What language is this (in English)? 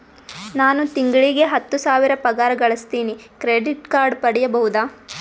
Kannada